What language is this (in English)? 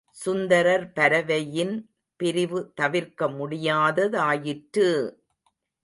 Tamil